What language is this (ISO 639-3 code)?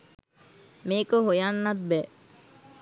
sin